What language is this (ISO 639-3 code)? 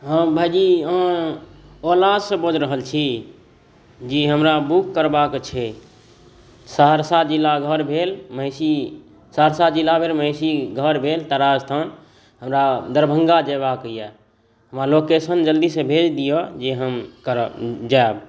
mai